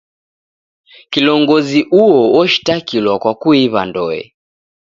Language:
Taita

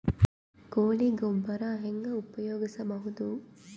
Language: Kannada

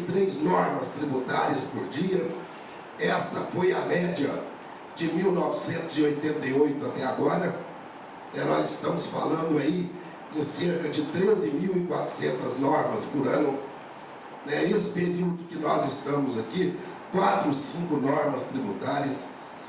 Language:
Portuguese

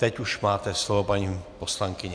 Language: Czech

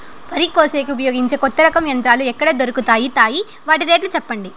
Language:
Telugu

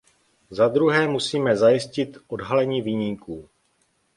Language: Czech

